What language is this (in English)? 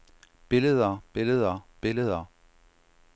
Danish